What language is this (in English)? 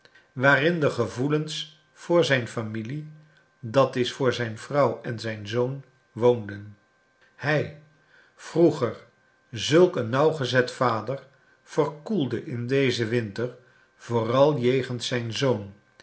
Dutch